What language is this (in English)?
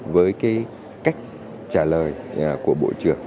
Vietnamese